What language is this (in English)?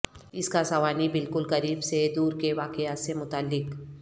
Urdu